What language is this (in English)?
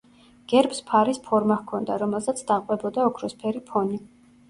Georgian